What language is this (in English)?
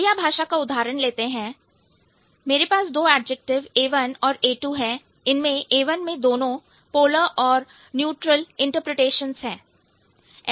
Hindi